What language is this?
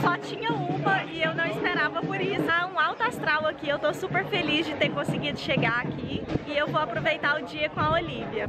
Portuguese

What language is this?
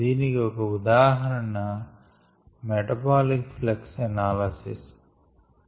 Telugu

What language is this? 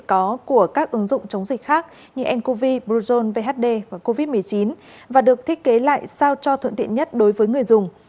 Vietnamese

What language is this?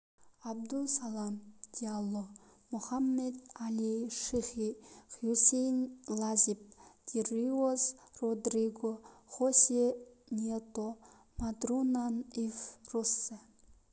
Kazakh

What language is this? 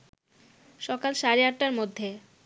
Bangla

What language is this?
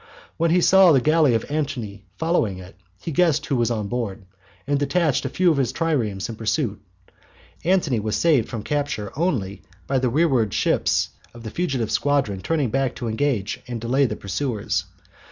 English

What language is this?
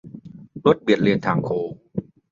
Thai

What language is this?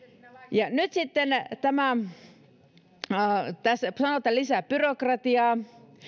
Finnish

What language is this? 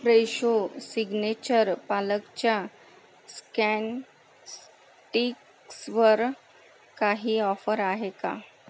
Marathi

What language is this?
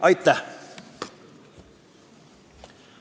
Estonian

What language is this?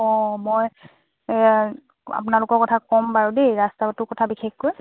Assamese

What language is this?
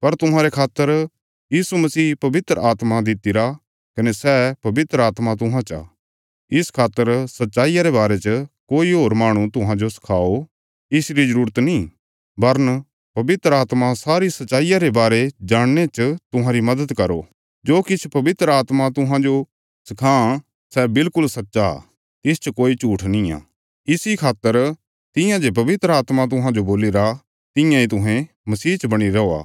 Bilaspuri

